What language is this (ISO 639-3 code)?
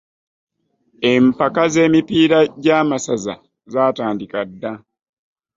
lug